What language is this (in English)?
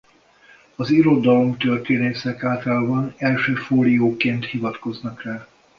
Hungarian